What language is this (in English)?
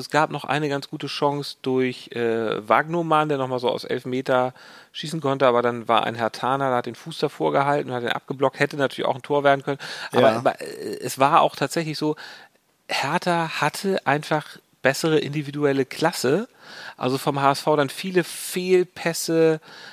German